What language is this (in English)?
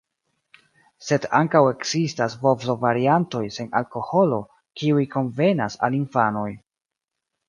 Esperanto